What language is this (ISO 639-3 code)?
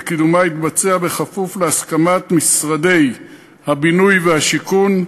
heb